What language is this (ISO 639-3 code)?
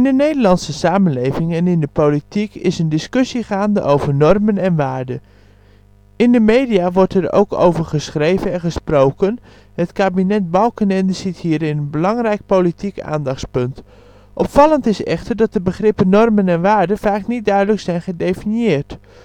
nld